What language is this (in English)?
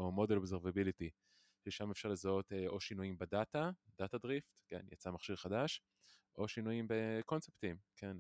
Hebrew